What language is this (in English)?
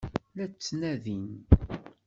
Kabyle